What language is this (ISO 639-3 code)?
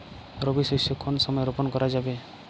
ben